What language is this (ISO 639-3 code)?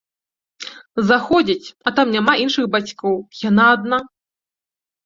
bel